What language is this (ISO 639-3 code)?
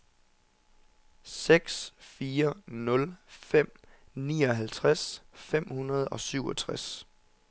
dan